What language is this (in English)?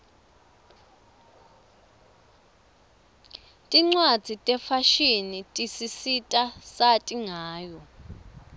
Swati